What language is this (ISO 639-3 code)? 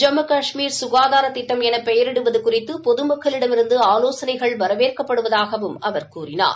tam